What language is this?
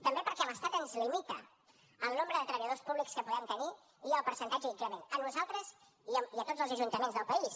Catalan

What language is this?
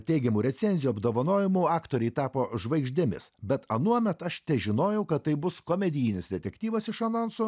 Lithuanian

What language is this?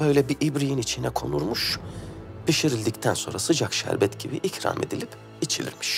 Turkish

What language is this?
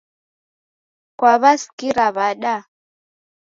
Taita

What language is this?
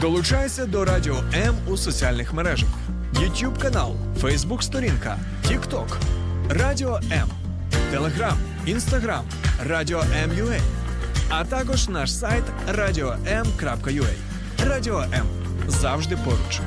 Ukrainian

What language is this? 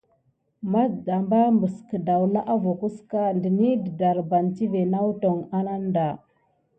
Gidar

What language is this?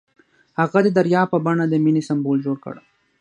Pashto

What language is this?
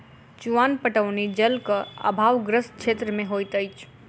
Maithili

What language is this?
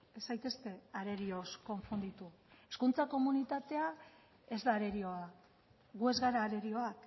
Basque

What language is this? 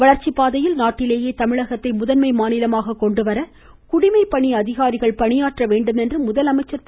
Tamil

